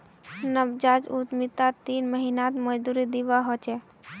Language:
Magahi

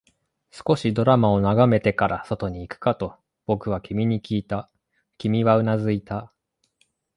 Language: Japanese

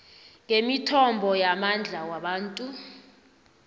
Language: South Ndebele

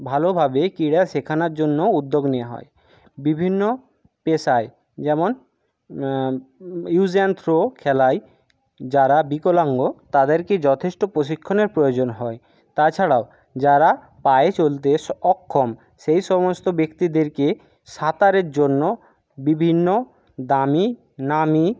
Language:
Bangla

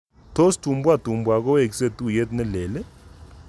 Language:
Kalenjin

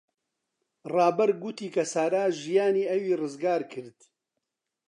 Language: Central Kurdish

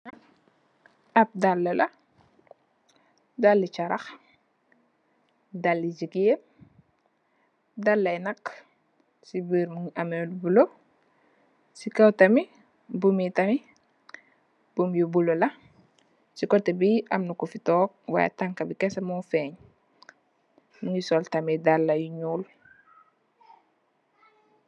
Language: Wolof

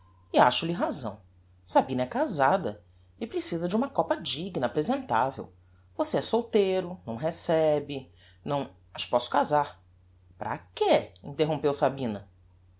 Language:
Portuguese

